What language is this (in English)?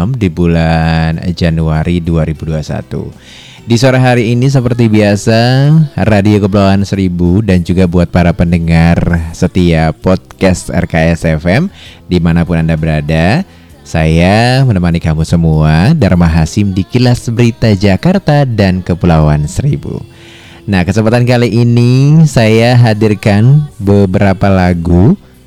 Indonesian